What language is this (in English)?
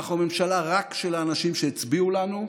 Hebrew